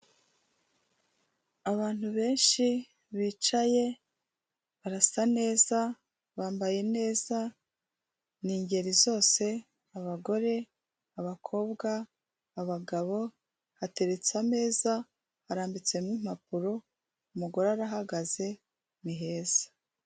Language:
Kinyarwanda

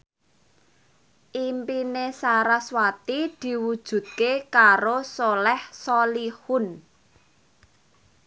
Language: Javanese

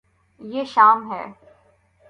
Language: Urdu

